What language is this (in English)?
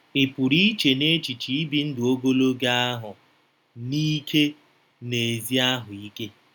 Igbo